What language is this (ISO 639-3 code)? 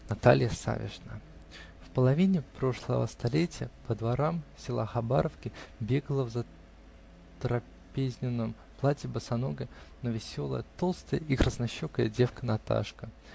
rus